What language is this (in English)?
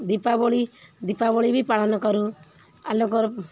Odia